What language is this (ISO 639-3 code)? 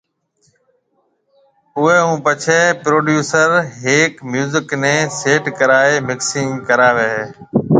mve